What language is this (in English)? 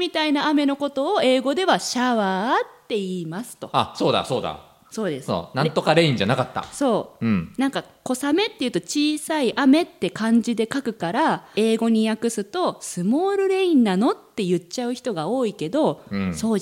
Japanese